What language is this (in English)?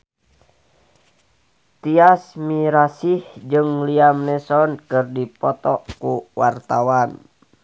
Sundanese